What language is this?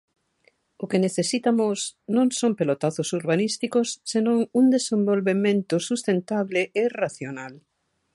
Galician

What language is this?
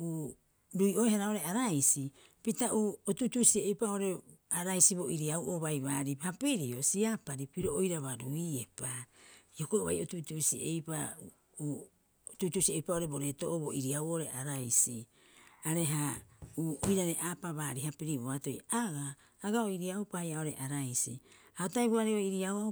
Rapoisi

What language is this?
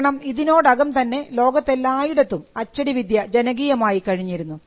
Malayalam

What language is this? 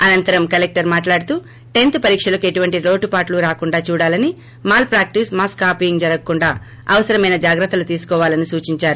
Telugu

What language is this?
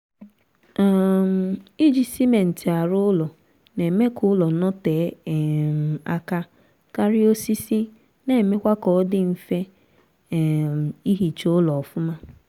Igbo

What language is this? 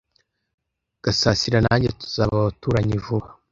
Kinyarwanda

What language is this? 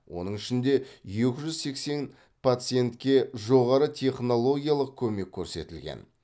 Kazakh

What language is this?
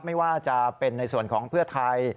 Thai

